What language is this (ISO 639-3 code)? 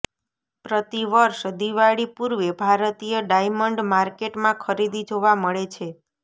guj